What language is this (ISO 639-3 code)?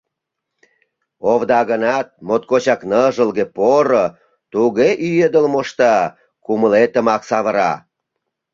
chm